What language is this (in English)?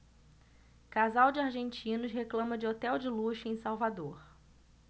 Portuguese